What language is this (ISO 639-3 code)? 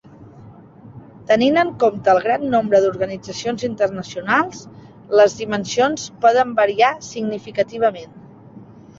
cat